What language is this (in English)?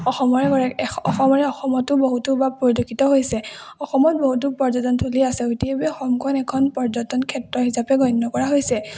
Assamese